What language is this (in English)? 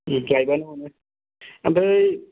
Bodo